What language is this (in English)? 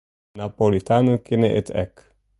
Western Frisian